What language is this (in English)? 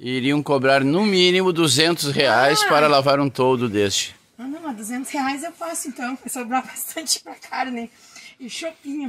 Portuguese